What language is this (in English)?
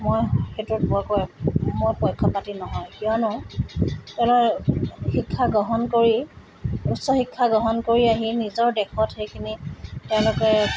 Assamese